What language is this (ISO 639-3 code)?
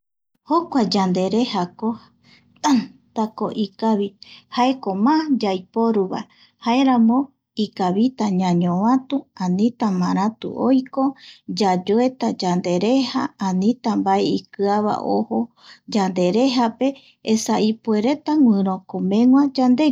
gui